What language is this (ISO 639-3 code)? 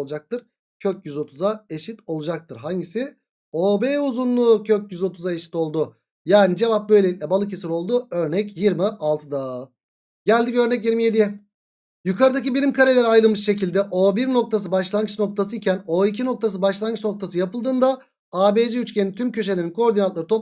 tur